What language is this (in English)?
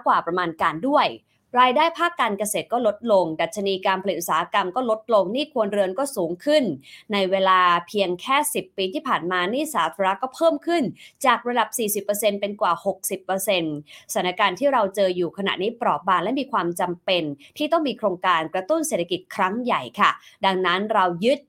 Thai